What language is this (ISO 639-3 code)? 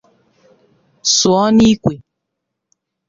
ibo